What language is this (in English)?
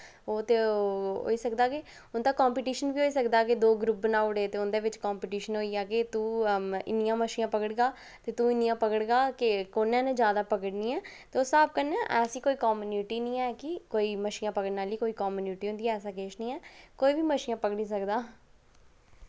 Dogri